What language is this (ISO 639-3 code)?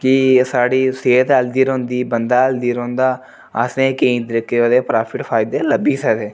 doi